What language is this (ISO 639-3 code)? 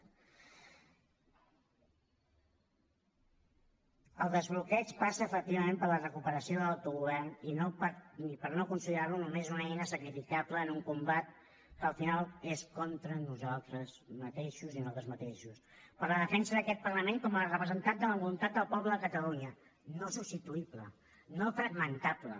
cat